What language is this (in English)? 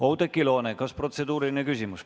Estonian